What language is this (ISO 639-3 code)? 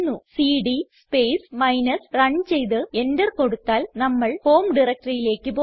mal